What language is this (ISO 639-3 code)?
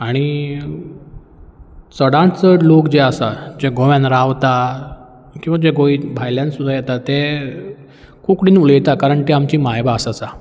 kok